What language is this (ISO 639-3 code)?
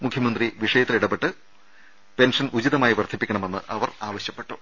mal